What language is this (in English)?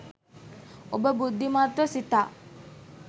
Sinhala